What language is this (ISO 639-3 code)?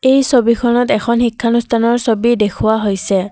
asm